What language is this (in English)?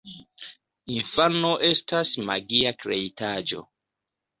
Esperanto